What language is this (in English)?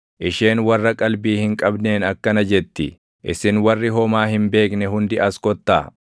Oromo